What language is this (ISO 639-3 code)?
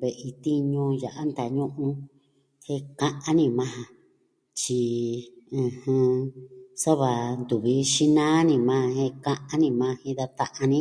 meh